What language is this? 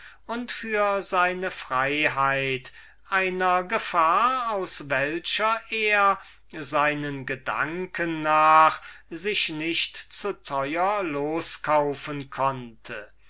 German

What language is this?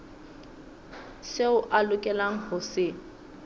Southern Sotho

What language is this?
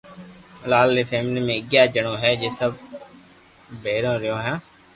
Loarki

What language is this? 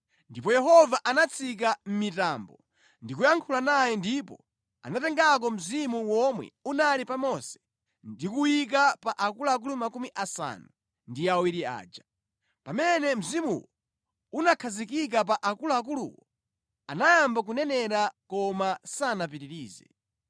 Nyanja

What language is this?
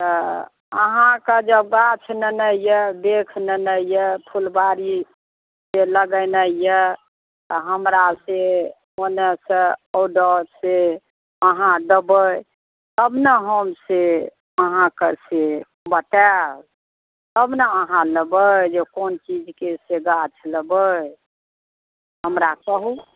Maithili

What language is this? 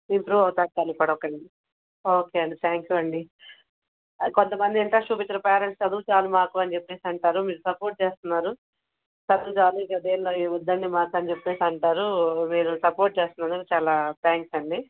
Telugu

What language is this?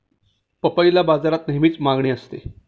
Marathi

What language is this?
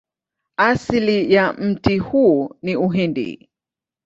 Swahili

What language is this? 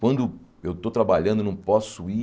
Portuguese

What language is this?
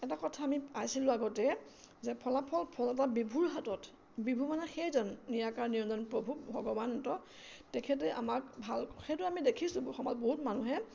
Assamese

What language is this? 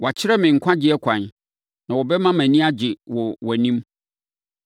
Akan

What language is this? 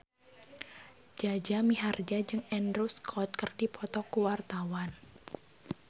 Sundanese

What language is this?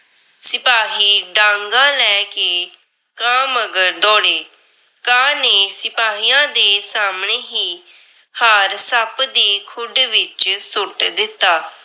Punjabi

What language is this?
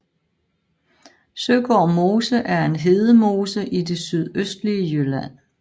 Danish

